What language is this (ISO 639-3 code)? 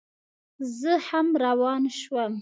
pus